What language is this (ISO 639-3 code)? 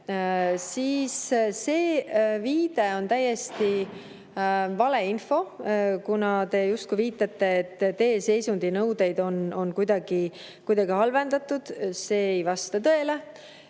est